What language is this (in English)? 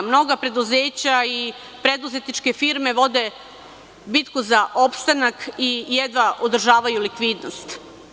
Serbian